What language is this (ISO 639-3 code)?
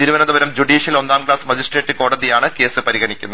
mal